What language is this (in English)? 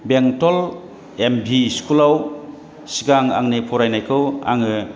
Bodo